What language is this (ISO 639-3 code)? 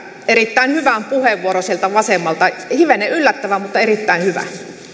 fin